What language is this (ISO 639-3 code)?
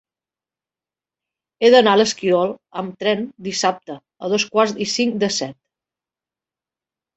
cat